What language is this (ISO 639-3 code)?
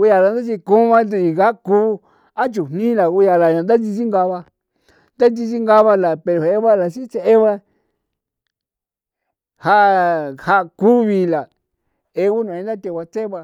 pow